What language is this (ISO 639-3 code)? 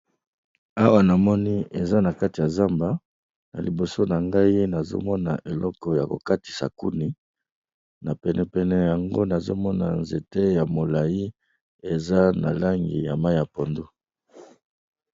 lin